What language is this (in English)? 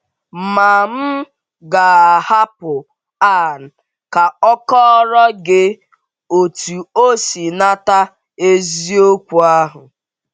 Igbo